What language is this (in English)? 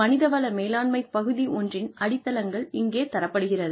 Tamil